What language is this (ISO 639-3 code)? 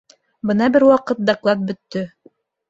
bak